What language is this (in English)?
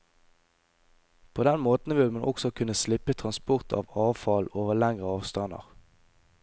Norwegian